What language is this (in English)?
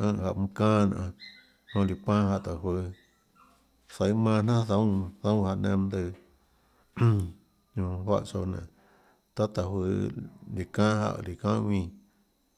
Tlacoatzintepec Chinantec